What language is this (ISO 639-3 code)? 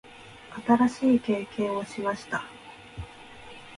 jpn